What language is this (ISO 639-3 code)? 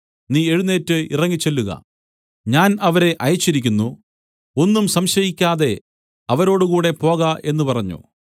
mal